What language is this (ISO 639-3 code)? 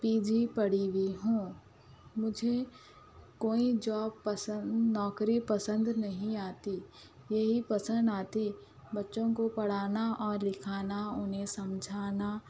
urd